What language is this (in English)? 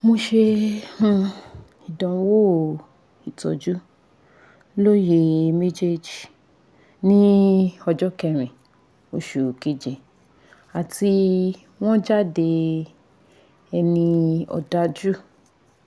Yoruba